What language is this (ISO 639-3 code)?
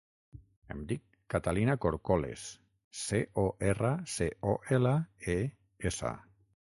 cat